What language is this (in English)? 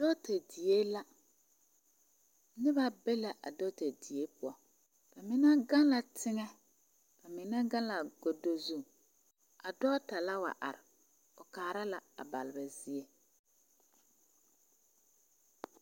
Southern Dagaare